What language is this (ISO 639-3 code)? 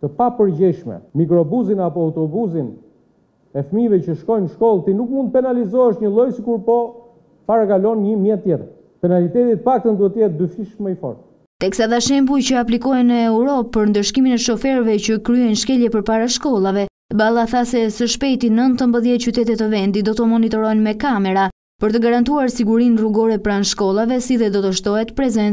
ron